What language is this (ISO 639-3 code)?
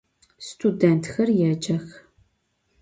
ady